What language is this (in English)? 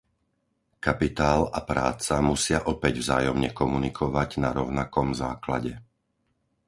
Slovak